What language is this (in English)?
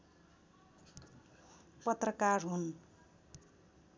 Nepali